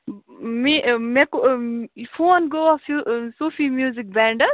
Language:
Kashmiri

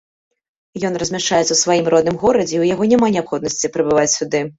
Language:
Belarusian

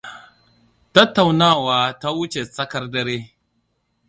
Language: Hausa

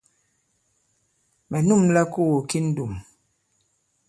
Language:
Bankon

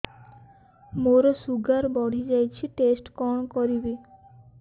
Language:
Odia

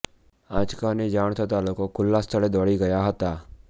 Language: Gujarati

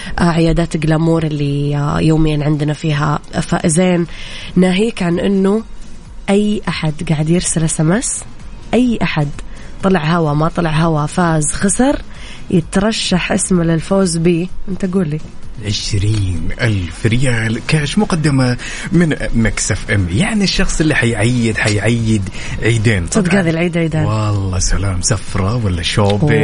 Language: Arabic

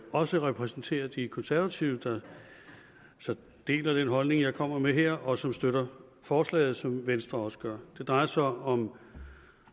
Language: Danish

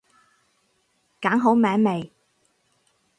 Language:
Cantonese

